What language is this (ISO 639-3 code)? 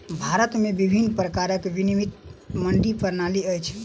mai